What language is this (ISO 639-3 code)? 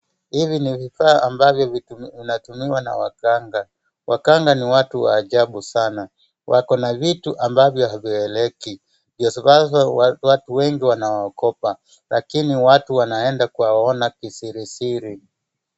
swa